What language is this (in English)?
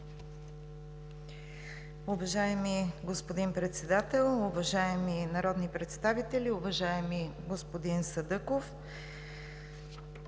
Bulgarian